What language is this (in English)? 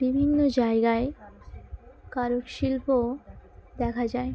Bangla